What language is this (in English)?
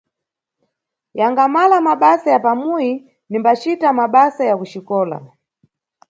Nyungwe